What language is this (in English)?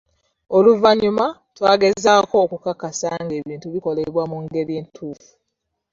Ganda